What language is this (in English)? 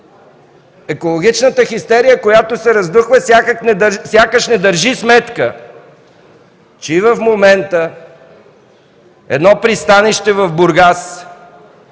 Bulgarian